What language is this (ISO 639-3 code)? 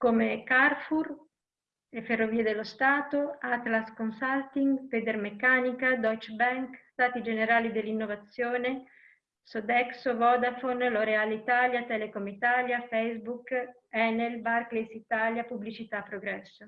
ita